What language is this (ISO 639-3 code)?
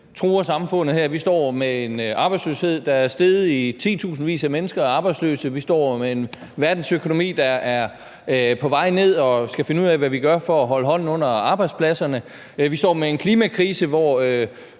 dan